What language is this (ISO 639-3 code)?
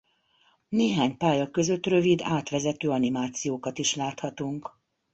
hun